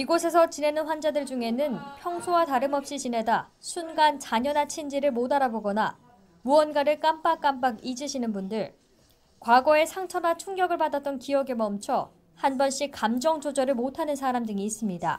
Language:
Korean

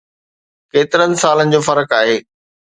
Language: Sindhi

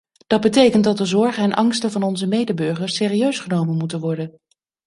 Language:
Dutch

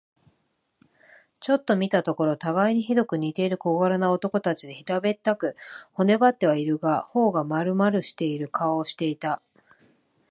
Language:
Japanese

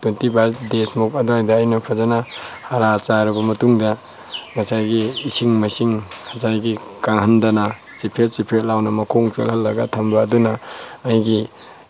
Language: Manipuri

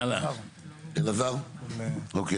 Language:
Hebrew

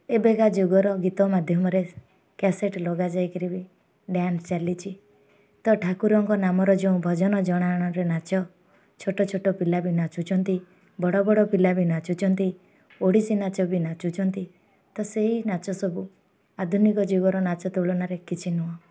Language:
Odia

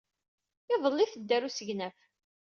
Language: Kabyle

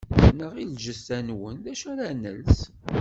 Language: Kabyle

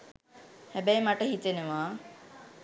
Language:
Sinhala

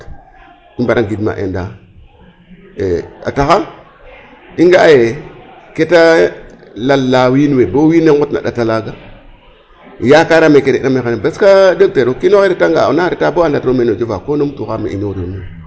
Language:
Serer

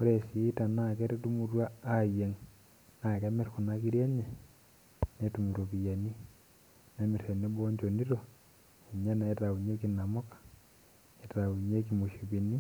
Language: Masai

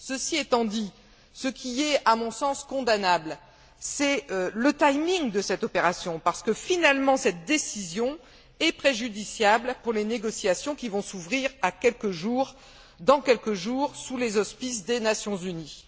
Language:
French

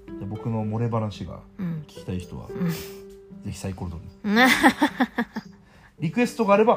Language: Japanese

